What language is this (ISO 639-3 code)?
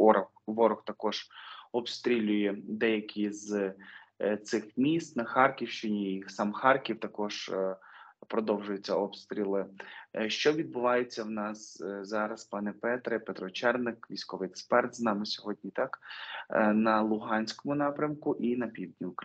ukr